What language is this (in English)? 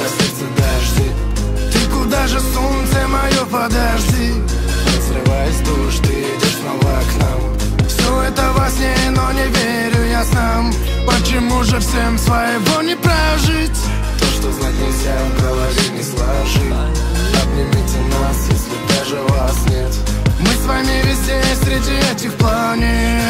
Russian